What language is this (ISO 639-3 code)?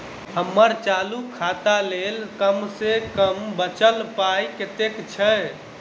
mai